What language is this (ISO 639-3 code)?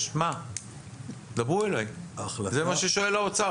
heb